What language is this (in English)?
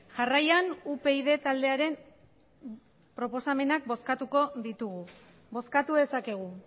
Basque